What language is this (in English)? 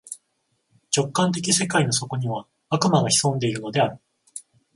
Japanese